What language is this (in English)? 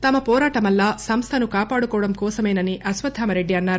Telugu